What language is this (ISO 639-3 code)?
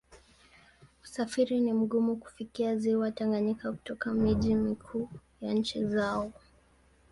swa